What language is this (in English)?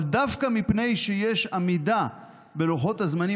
Hebrew